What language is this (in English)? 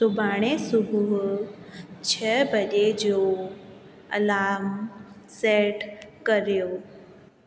Sindhi